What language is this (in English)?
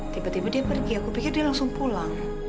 Indonesian